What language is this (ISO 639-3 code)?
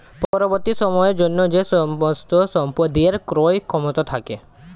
ben